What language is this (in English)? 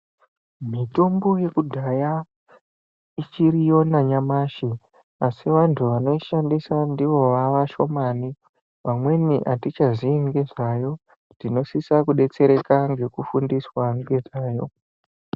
Ndau